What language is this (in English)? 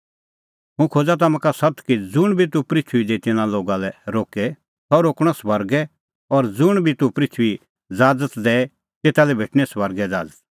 Kullu Pahari